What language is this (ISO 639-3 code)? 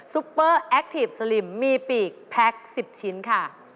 tha